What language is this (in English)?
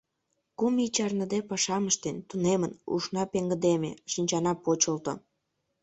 Mari